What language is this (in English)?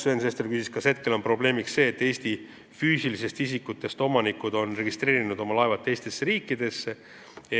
Estonian